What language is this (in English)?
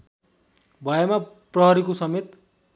Nepali